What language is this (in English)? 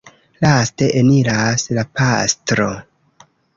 Esperanto